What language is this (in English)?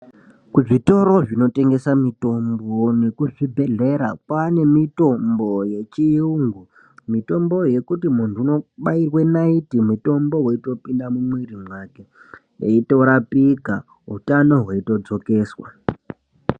Ndau